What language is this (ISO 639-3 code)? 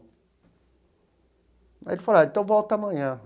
por